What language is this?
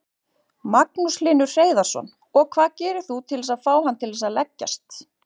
Icelandic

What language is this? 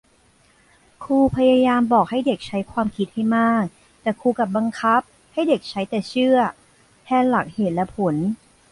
Thai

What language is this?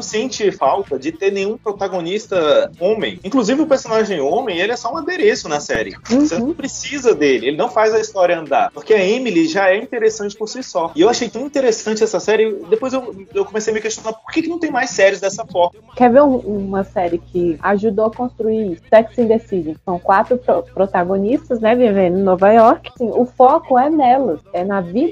Portuguese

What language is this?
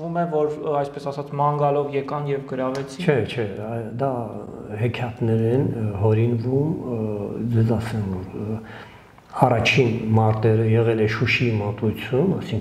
Turkish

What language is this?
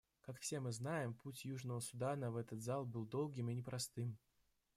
Russian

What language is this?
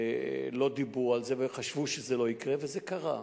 Hebrew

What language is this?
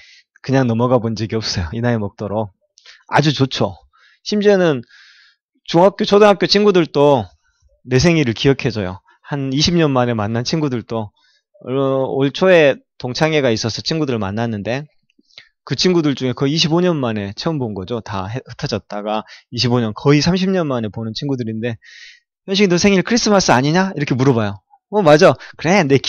Korean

